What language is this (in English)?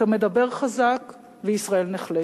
Hebrew